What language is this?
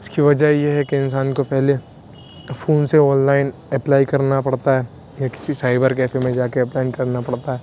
Urdu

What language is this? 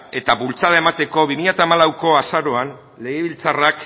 Basque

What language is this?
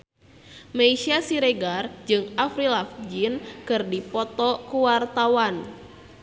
Sundanese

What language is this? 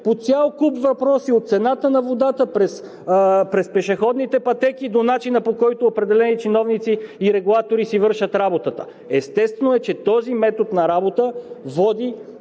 Bulgarian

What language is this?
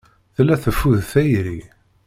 Kabyle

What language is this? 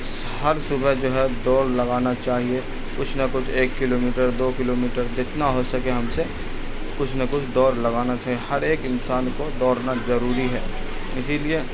Urdu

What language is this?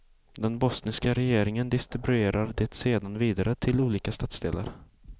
Swedish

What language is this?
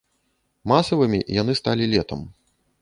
Belarusian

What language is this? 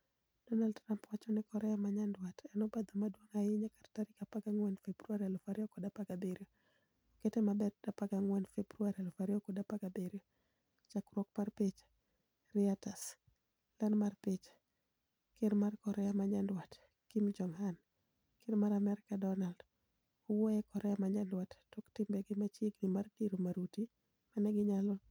Luo (Kenya and Tanzania)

